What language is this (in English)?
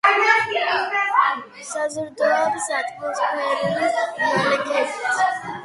Georgian